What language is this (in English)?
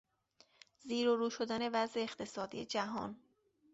Persian